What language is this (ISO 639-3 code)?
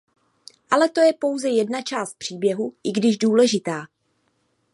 ces